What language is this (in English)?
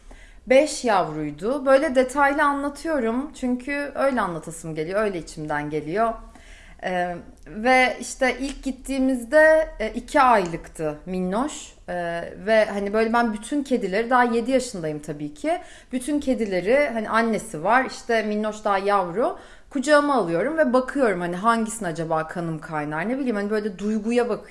Turkish